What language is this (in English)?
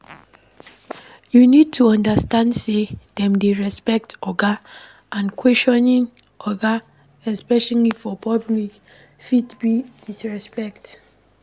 Nigerian Pidgin